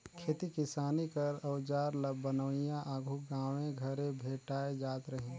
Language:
Chhattisgarhi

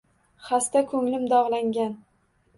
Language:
Uzbek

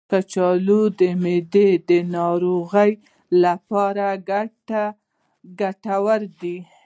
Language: Pashto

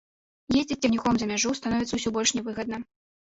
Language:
Belarusian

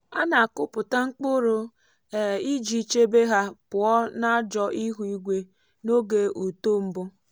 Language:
Igbo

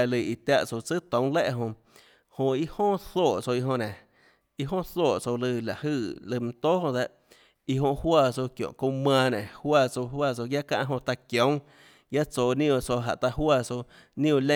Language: Tlacoatzintepec Chinantec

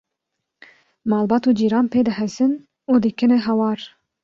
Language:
Kurdish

